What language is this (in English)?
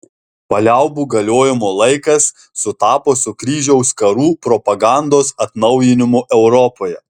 Lithuanian